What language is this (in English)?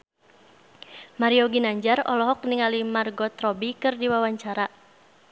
Sundanese